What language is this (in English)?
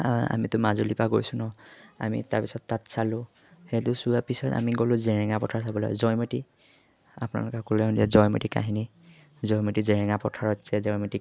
Assamese